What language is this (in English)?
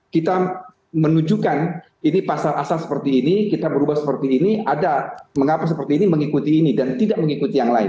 Indonesian